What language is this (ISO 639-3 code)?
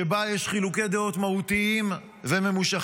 heb